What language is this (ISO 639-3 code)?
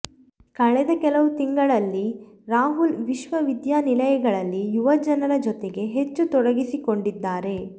kan